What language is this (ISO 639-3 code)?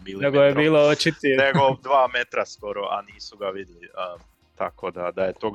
hrv